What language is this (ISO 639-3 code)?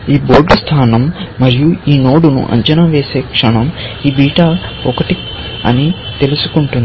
tel